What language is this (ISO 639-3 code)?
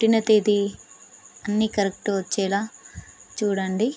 tel